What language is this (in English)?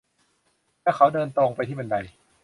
Thai